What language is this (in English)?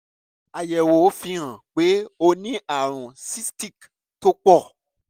Yoruba